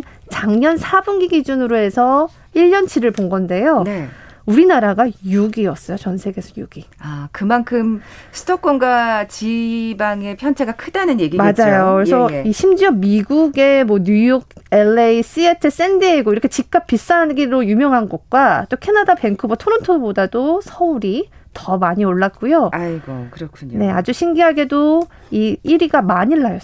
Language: Korean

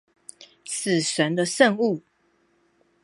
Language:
Chinese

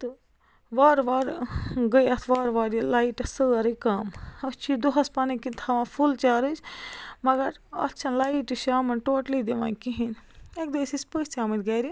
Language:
Kashmiri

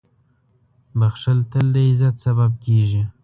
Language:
Pashto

